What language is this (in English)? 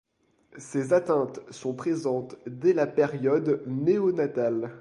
French